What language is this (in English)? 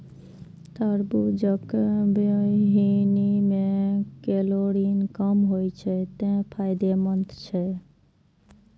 Maithili